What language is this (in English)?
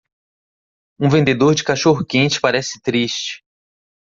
Portuguese